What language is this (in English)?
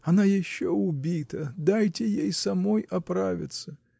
Russian